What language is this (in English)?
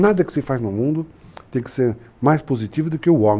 Portuguese